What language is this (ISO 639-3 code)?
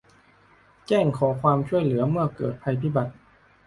tha